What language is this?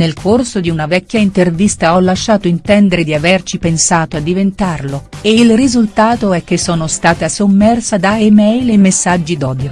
Italian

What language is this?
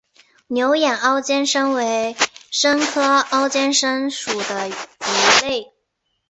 Chinese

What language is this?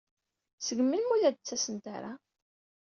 Kabyle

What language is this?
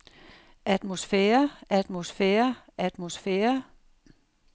Danish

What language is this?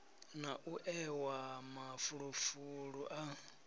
Venda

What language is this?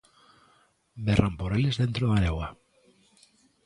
Galician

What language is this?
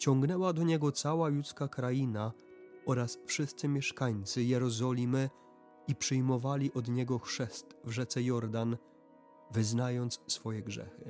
Polish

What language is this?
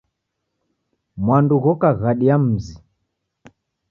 Taita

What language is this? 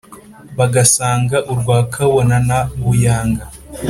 Kinyarwanda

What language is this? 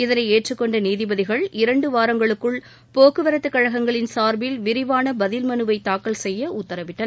Tamil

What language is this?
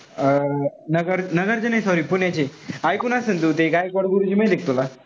Marathi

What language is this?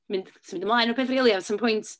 Welsh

